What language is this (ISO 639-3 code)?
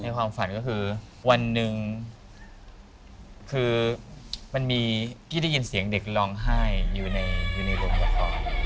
tha